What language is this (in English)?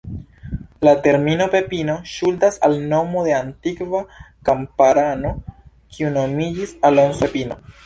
Esperanto